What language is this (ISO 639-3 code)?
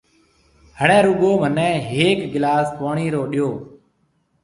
mve